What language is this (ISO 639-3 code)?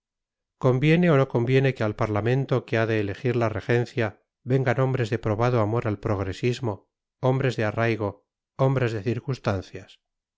spa